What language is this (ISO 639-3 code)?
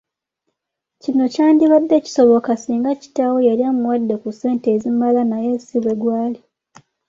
lug